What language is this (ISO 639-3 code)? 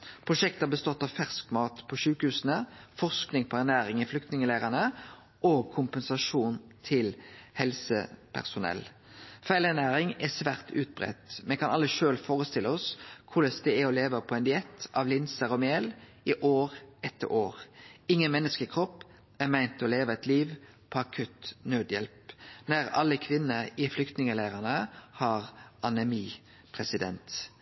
nno